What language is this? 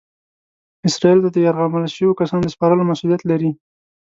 Pashto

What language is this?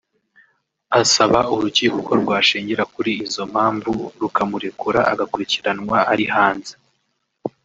Kinyarwanda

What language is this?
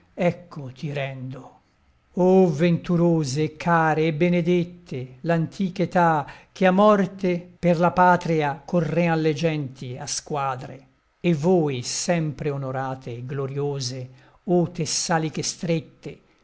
Italian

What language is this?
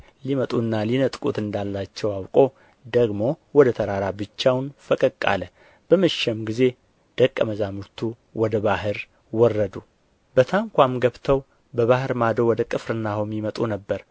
Amharic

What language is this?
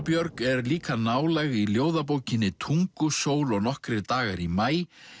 Icelandic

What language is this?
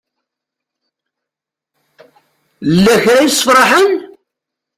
Kabyle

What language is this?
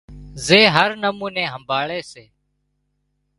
Wadiyara Koli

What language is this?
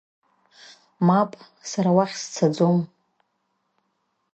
Abkhazian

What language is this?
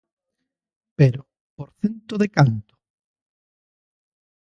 Galician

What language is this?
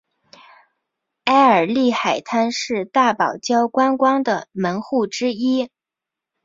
Chinese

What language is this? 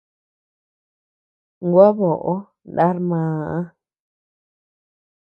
Tepeuxila Cuicatec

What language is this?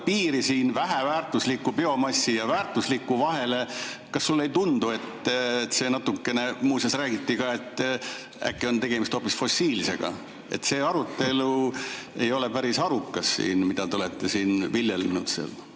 Estonian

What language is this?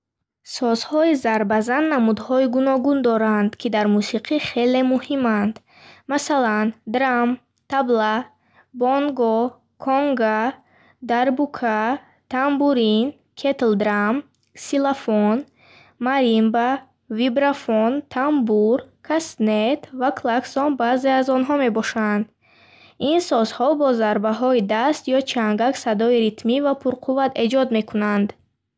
Bukharic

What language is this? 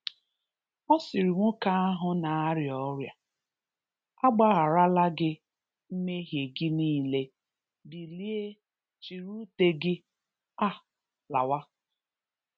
Igbo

